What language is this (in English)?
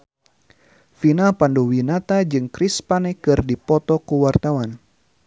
Sundanese